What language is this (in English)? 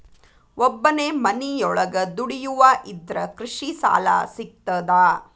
Kannada